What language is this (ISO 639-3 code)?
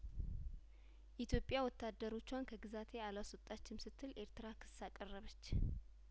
amh